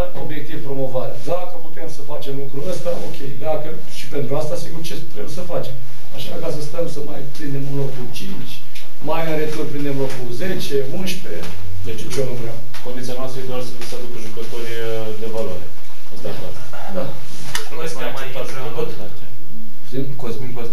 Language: Romanian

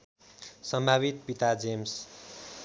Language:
Nepali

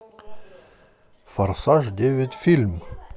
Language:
Russian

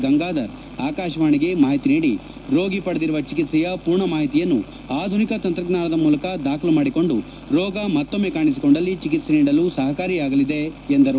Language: Kannada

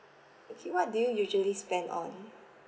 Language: English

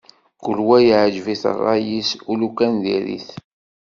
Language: Kabyle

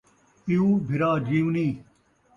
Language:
Saraiki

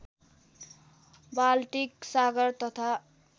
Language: Nepali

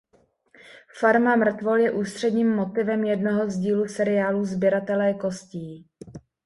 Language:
Czech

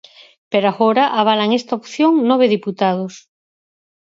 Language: Galician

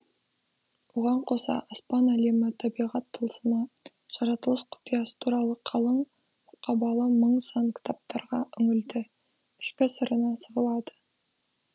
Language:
Kazakh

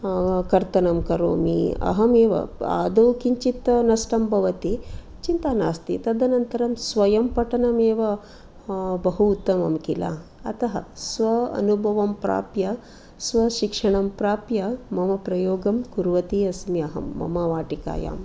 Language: Sanskrit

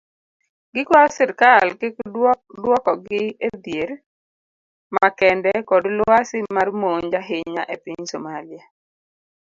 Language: Luo (Kenya and Tanzania)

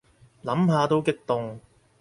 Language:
Cantonese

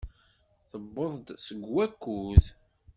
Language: Kabyle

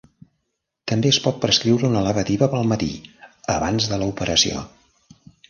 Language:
Catalan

